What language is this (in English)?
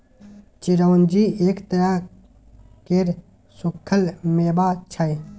Maithili